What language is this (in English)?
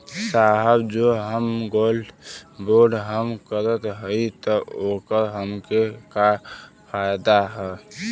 Bhojpuri